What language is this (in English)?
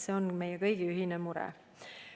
Estonian